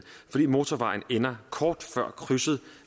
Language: Danish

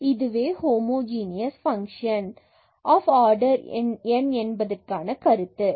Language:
Tamil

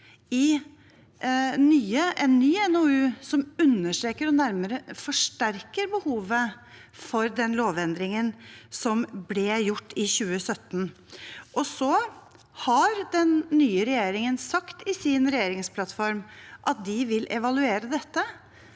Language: Norwegian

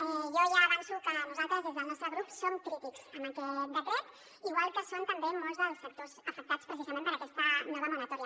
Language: Catalan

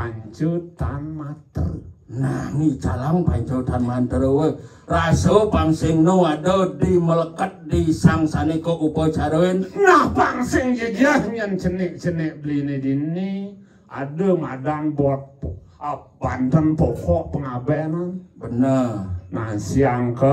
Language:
Indonesian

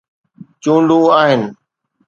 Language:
Sindhi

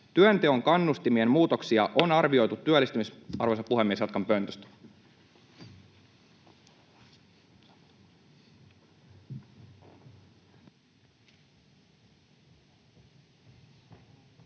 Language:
Finnish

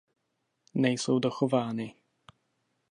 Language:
Czech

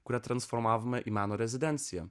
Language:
Lithuanian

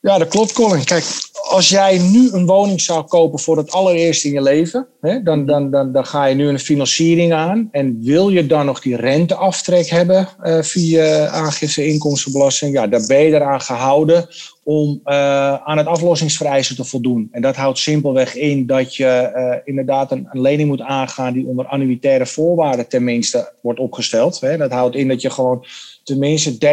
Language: Dutch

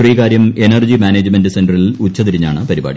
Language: Malayalam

